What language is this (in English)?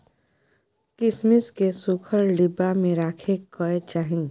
Maithili